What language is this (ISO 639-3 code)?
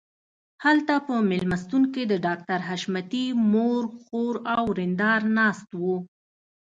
pus